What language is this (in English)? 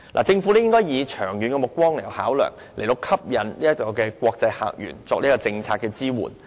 Cantonese